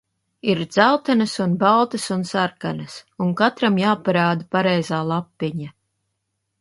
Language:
Latvian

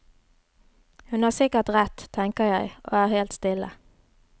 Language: Norwegian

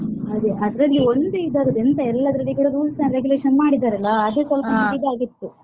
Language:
Kannada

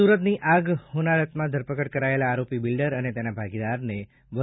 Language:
Gujarati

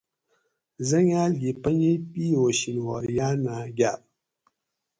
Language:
Gawri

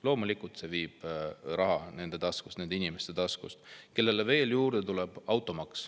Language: Estonian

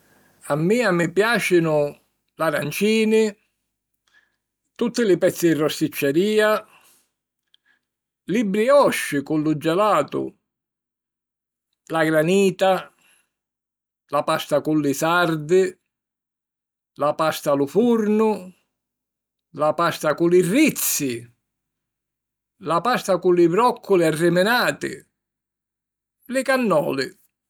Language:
Sicilian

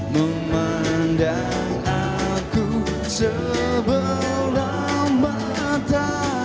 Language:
Indonesian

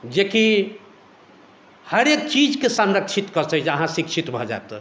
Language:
Maithili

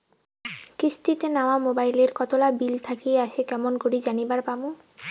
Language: Bangla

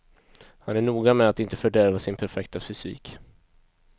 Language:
Swedish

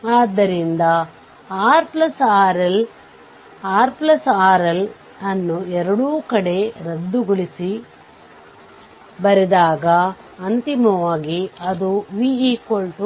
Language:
Kannada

